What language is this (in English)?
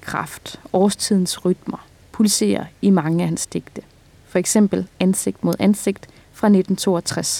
Danish